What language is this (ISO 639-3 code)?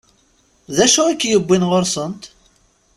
kab